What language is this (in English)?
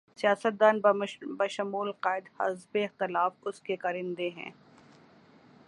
Urdu